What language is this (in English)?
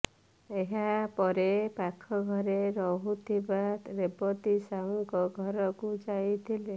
Odia